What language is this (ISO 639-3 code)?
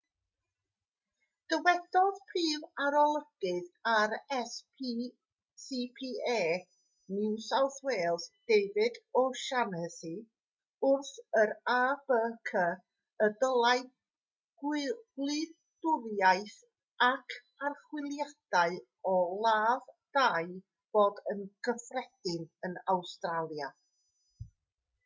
cym